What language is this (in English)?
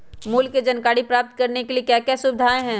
Magahi